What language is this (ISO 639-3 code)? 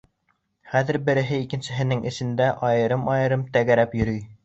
bak